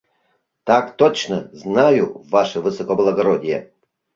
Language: Mari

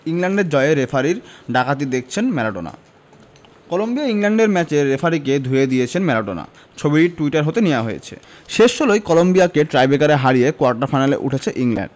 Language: Bangla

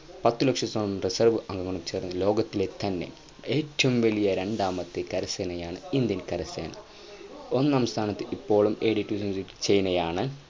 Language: Malayalam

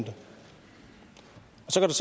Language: Danish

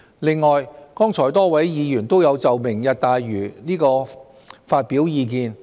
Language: Cantonese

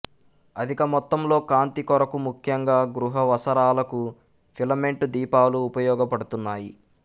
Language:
Telugu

